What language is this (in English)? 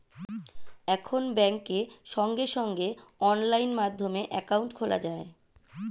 Bangla